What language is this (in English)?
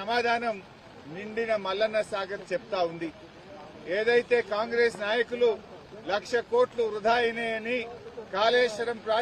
Telugu